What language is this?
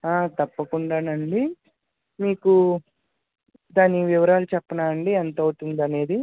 Telugu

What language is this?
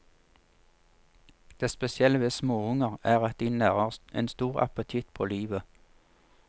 Norwegian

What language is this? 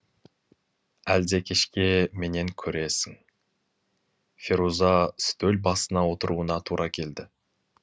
Kazakh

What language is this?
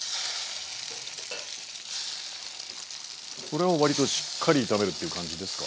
Japanese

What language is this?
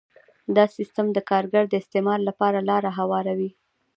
Pashto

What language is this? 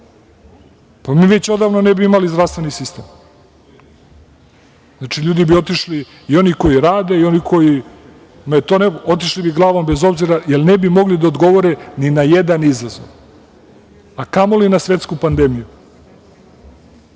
Serbian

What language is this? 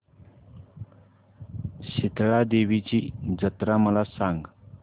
Marathi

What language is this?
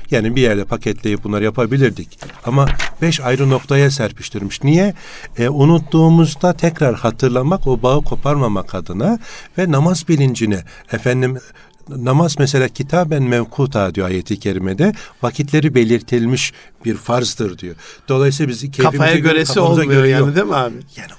Turkish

